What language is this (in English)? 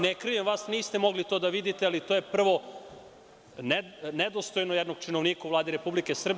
Serbian